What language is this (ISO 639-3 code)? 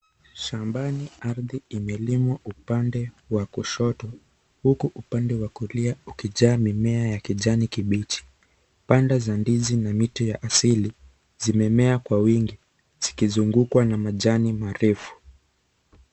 swa